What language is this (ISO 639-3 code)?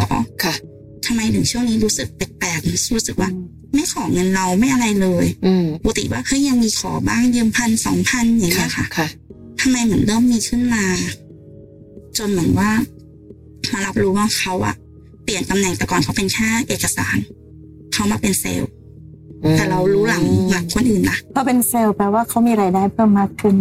tha